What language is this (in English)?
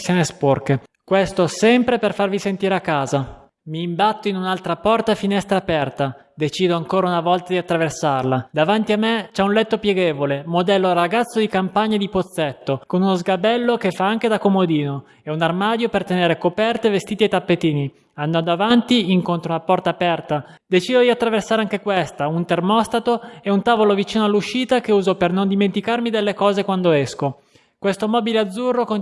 Italian